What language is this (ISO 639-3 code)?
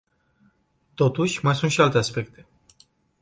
ron